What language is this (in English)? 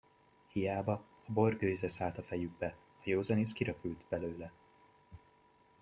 Hungarian